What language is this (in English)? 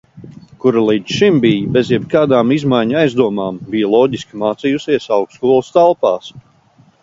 Latvian